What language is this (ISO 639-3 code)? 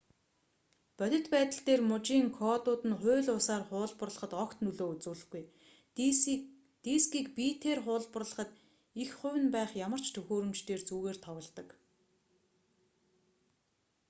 mon